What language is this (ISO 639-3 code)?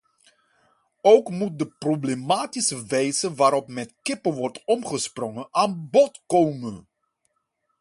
nld